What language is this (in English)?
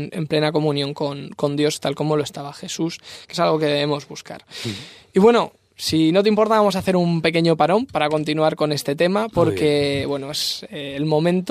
Spanish